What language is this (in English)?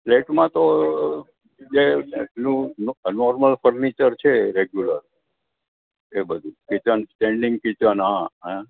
Gujarati